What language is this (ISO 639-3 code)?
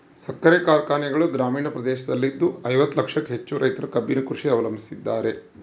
kan